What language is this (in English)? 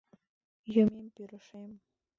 Mari